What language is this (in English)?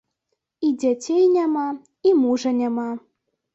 Belarusian